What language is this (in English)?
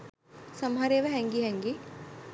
Sinhala